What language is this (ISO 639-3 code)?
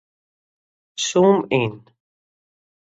fry